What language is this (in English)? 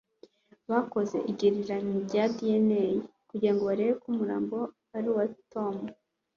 Kinyarwanda